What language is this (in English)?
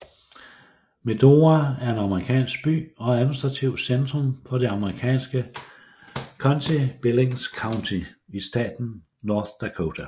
Danish